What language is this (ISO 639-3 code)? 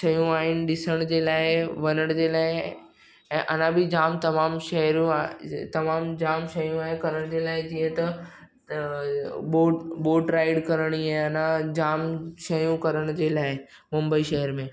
snd